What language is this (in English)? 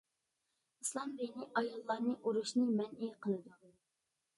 Uyghur